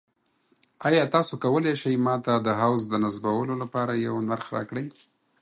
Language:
Pashto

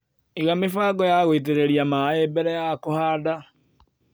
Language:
Kikuyu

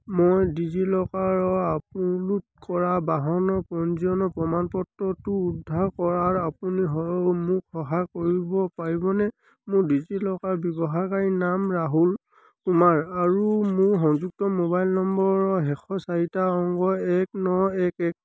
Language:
Assamese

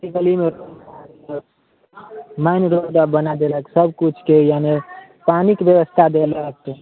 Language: Maithili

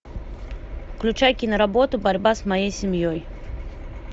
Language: Russian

